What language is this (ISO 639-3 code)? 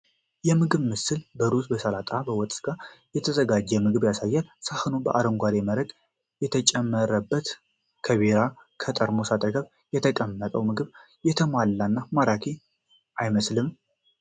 amh